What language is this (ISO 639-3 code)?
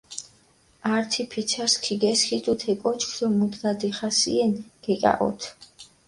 xmf